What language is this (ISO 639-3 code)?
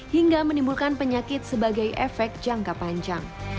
ind